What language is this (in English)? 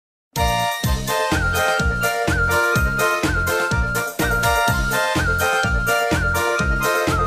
Ukrainian